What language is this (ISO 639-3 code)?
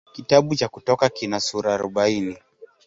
swa